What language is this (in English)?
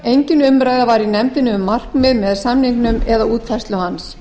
Icelandic